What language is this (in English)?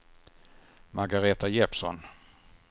Swedish